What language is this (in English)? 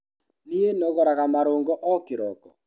Kikuyu